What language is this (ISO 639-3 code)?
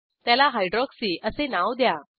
mar